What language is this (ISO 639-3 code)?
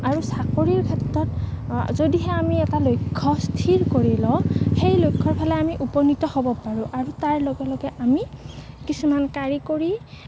asm